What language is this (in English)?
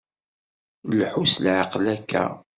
Kabyle